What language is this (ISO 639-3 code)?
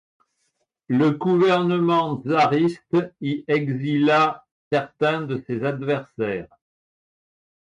fra